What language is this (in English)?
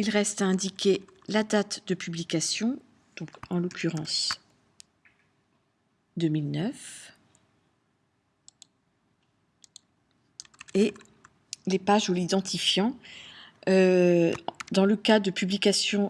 French